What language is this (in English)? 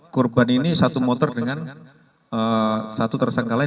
Indonesian